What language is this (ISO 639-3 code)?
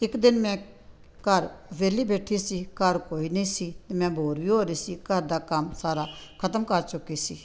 pan